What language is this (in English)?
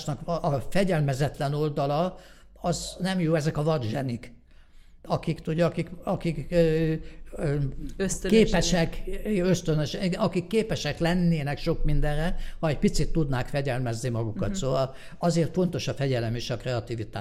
Hungarian